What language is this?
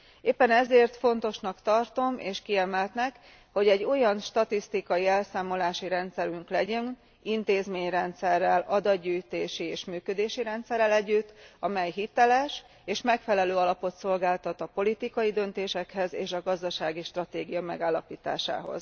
Hungarian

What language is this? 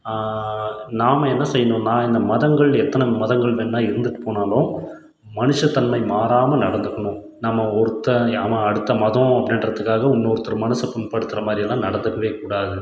Tamil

